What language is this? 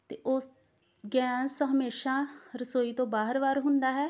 Punjabi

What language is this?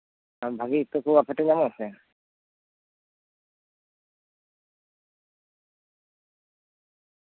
Santali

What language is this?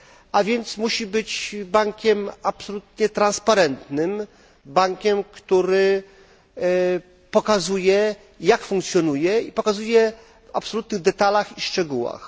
Polish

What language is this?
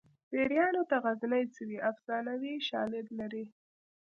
Pashto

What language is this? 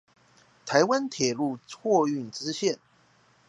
Chinese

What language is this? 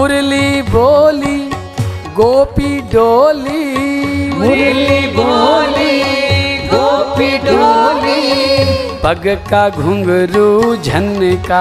Hindi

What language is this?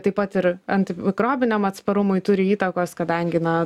Lithuanian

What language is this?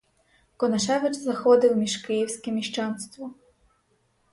Ukrainian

